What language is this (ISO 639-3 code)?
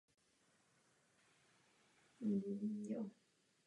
ces